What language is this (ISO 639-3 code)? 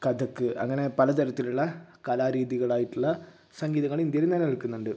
mal